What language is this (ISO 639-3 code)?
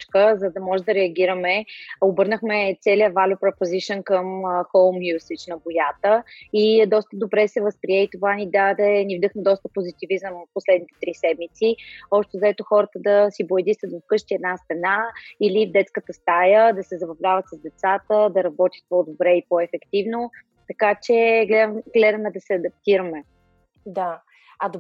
bul